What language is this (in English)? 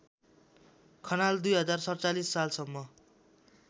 Nepali